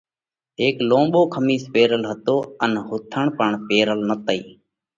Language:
Parkari Koli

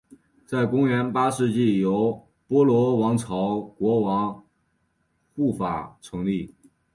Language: Chinese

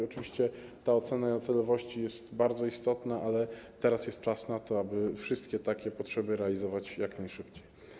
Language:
Polish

